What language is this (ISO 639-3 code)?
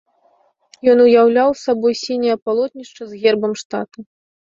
bel